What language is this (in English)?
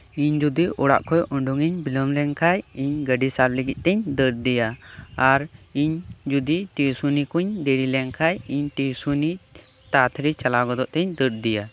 Santali